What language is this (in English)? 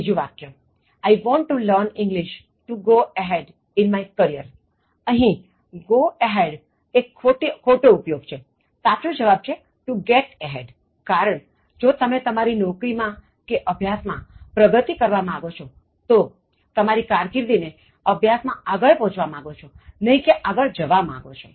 Gujarati